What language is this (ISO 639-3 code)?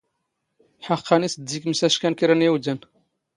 zgh